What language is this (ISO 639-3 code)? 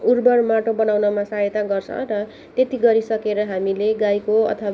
nep